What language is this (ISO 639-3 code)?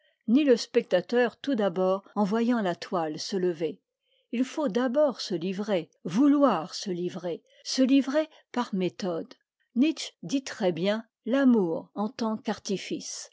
fra